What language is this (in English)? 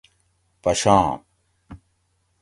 Gawri